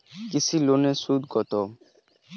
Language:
Bangla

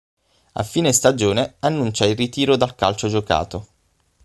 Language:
Italian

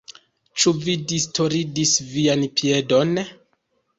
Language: Esperanto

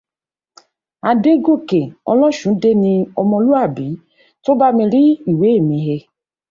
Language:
Yoruba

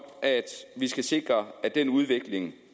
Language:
Danish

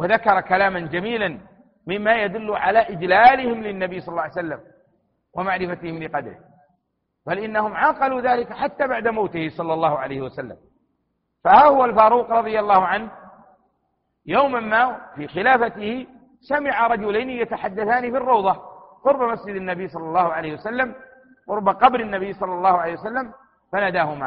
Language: Arabic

